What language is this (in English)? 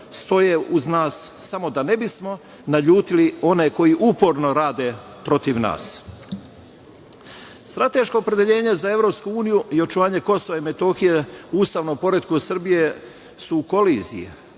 Serbian